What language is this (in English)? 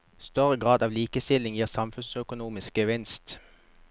Norwegian